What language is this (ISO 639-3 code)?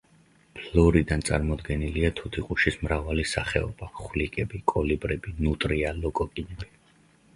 kat